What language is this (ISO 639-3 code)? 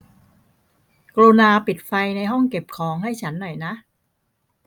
tha